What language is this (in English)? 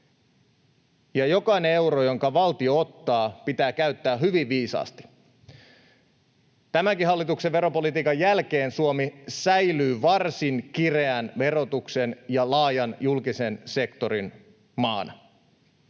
Finnish